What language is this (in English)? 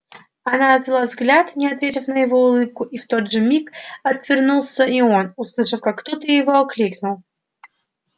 Russian